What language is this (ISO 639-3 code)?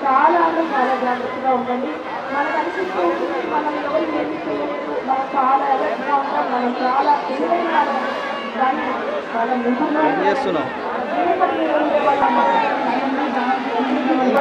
tel